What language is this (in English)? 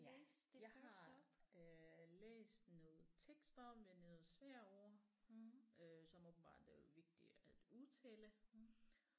Danish